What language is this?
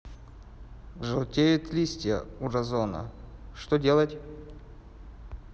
Russian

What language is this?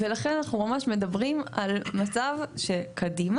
Hebrew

